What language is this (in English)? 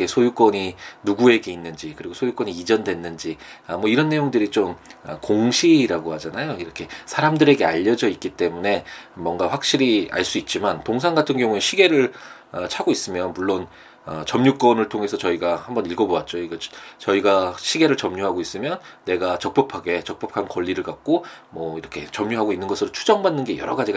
Korean